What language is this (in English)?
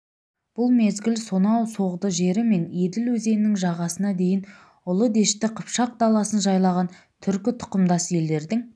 Kazakh